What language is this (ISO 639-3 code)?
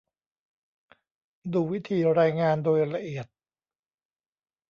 tha